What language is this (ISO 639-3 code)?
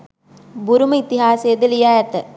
sin